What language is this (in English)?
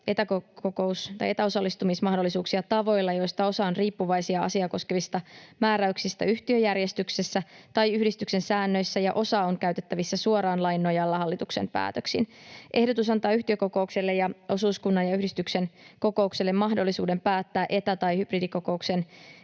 Finnish